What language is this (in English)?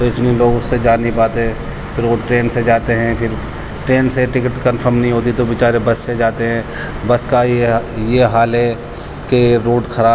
Urdu